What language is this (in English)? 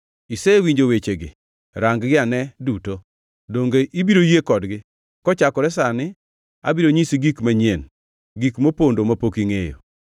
Luo (Kenya and Tanzania)